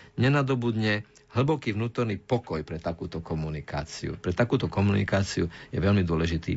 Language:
Slovak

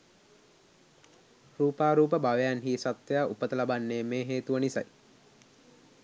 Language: Sinhala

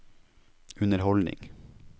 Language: Norwegian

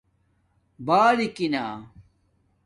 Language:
Domaaki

